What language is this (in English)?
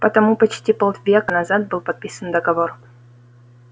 Russian